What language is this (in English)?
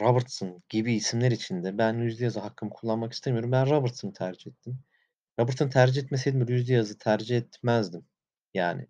Turkish